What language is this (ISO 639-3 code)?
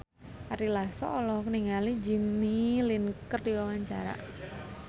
sun